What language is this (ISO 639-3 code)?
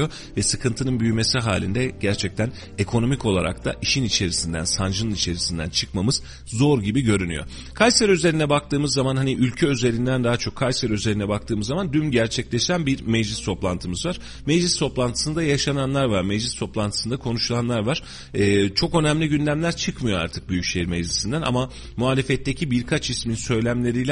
tur